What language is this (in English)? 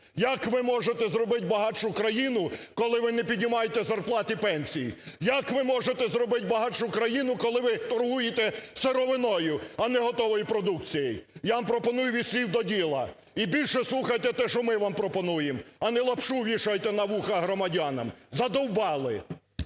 Ukrainian